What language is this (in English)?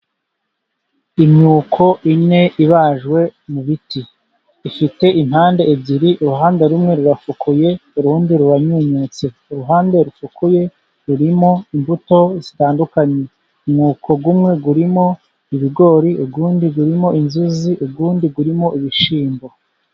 Kinyarwanda